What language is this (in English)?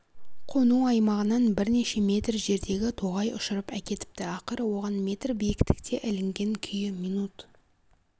Kazakh